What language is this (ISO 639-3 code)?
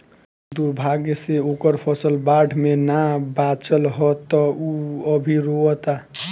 bho